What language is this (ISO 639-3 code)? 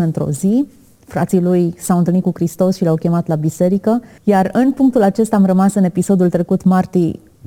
ron